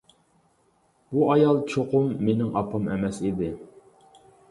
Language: Uyghur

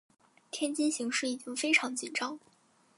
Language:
Chinese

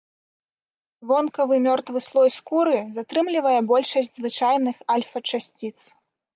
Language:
Belarusian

